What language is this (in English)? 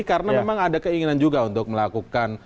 Indonesian